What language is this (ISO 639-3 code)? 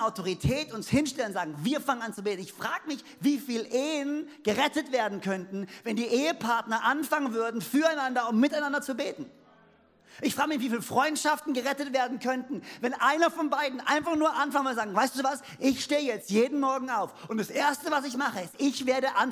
deu